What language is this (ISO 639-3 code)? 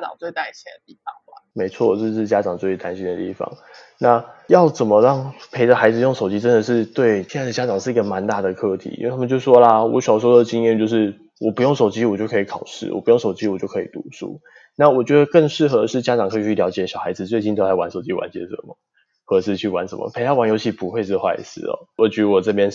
zho